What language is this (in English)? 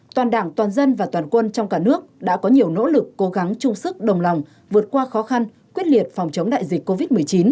Vietnamese